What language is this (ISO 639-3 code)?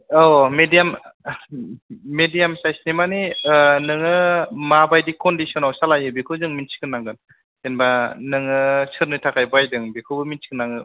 brx